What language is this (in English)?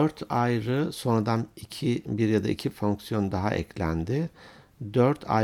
Turkish